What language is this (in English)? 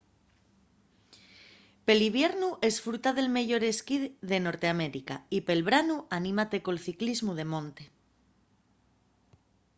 Asturian